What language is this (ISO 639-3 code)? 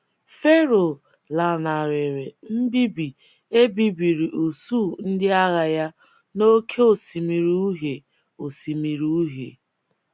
ibo